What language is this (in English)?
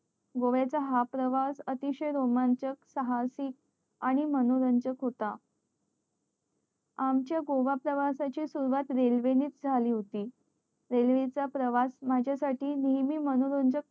Marathi